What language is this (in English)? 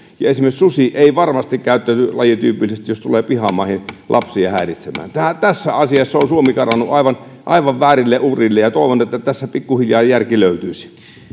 Finnish